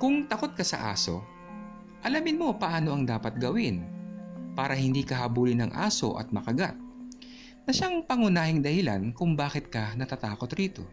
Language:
Filipino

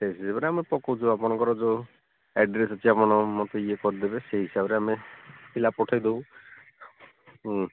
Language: Odia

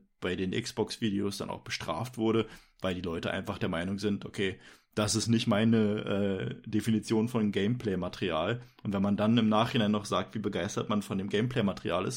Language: German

